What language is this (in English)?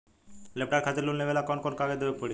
Bhojpuri